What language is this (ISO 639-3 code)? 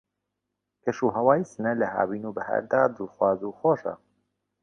ckb